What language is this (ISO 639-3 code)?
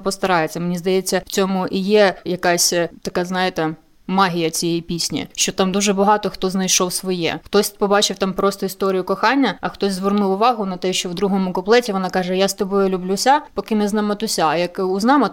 ukr